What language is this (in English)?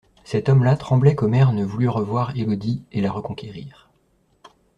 French